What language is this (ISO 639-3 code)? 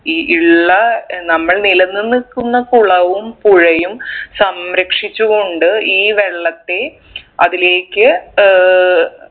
mal